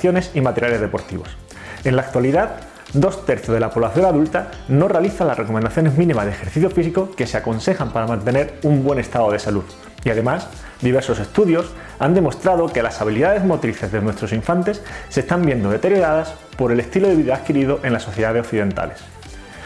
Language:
Spanish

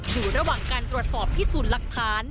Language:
Thai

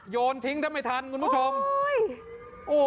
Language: Thai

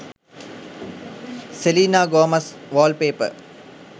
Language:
Sinhala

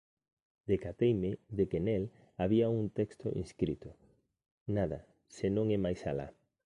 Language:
Galician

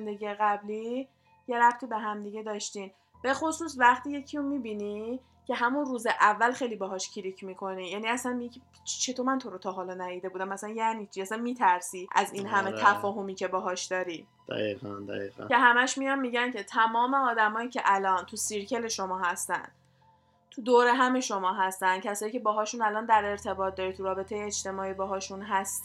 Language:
Persian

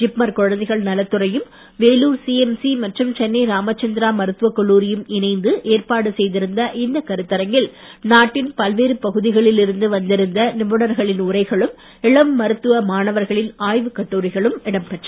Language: Tamil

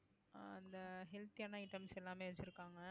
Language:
Tamil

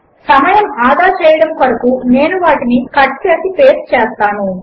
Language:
Telugu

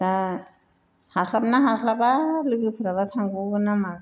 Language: Bodo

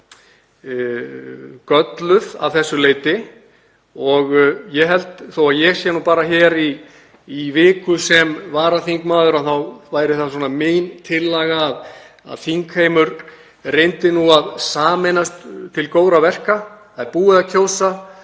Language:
Icelandic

